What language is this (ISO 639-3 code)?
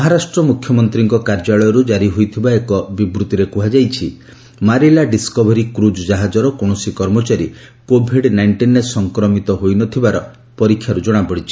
ori